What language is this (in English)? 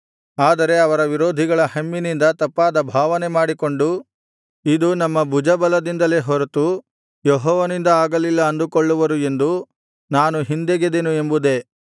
Kannada